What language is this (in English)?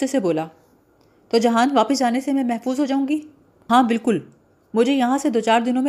Urdu